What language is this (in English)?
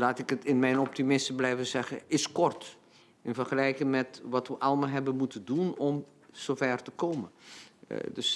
Dutch